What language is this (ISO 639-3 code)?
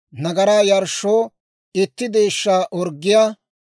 dwr